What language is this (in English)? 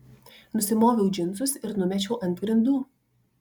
Lithuanian